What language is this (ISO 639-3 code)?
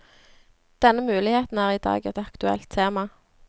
nor